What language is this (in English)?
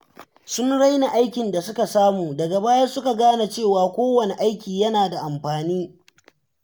Hausa